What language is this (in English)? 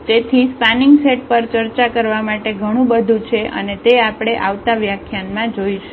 Gujarati